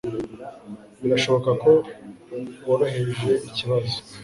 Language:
Kinyarwanda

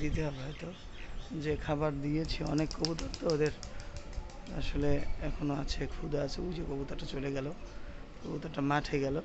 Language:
Bangla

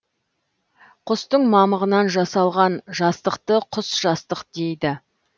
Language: Kazakh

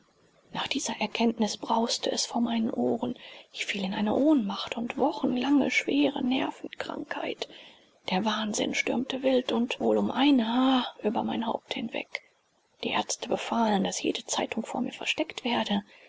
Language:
German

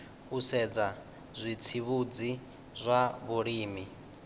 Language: Venda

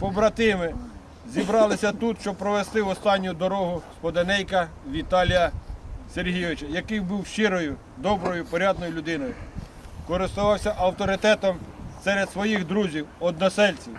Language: Ukrainian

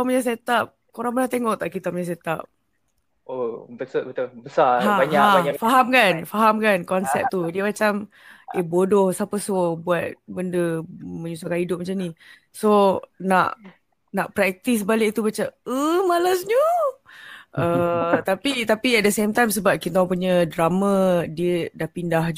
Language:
Malay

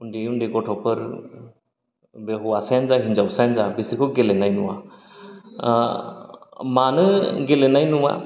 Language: Bodo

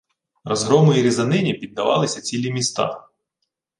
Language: Ukrainian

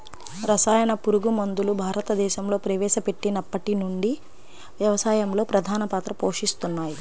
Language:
Telugu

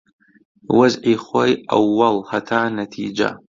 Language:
Central Kurdish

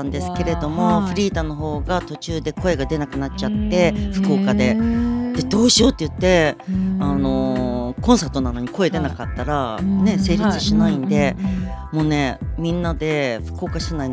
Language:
Japanese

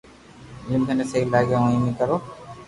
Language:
Loarki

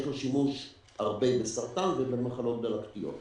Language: Hebrew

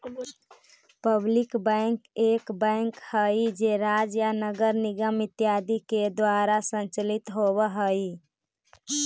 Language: Magahi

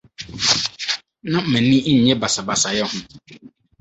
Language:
Akan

